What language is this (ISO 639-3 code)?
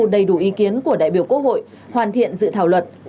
vie